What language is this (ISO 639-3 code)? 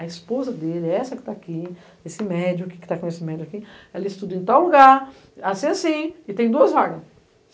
por